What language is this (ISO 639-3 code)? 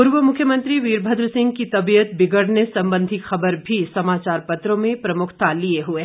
hin